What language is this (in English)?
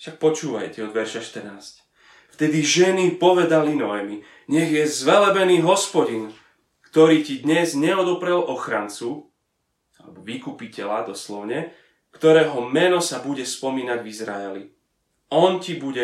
Slovak